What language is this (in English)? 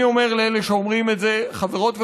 Hebrew